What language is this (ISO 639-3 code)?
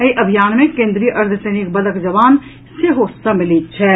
mai